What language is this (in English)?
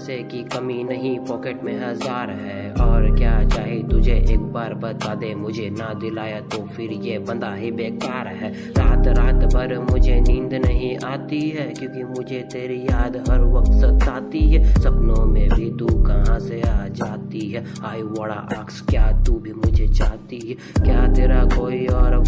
Hindi